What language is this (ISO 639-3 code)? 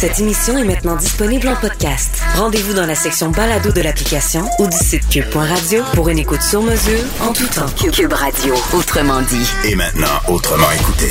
fra